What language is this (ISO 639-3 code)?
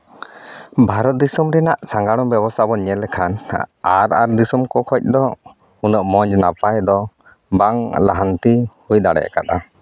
sat